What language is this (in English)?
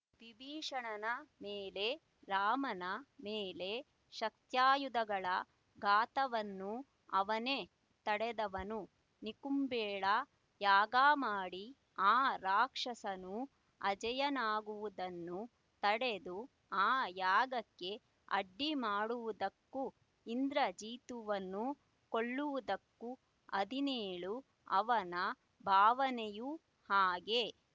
Kannada